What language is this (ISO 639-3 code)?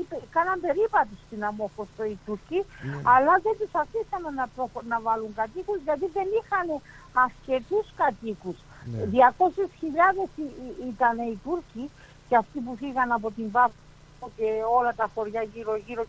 ell